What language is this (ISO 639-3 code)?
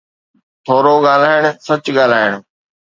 snd